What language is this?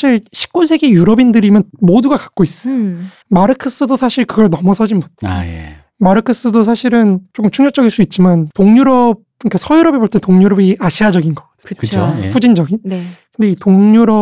Korean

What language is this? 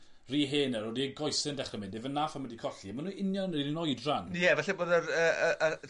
Welsh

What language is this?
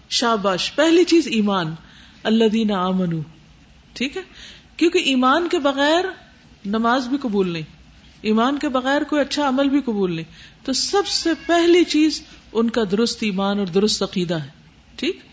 Urdu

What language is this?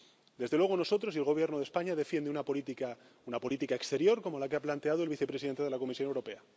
Spanish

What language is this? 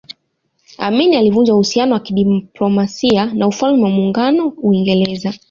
Swahili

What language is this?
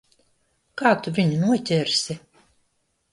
Latvian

